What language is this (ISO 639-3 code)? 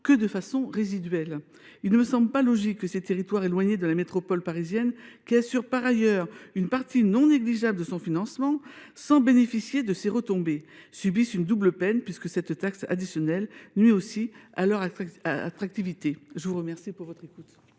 fra